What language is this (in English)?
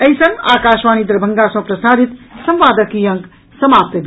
Maithili